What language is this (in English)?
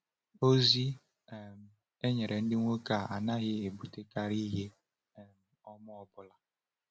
Igbo